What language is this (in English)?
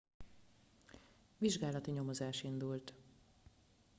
Hungarian